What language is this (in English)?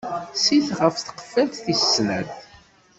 Kabyle